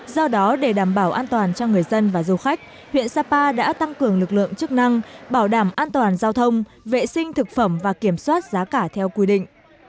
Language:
Vietnamese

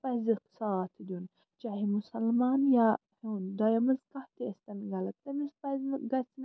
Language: Kashmiri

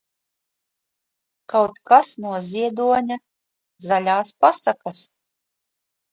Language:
Latvian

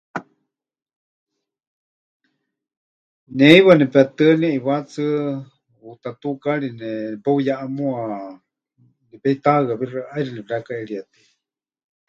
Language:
Huichol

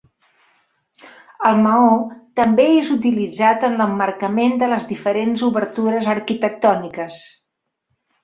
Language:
Catalan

